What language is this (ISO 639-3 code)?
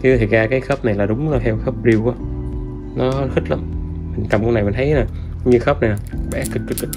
vie